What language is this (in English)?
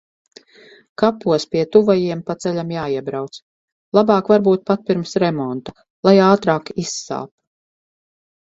Latvian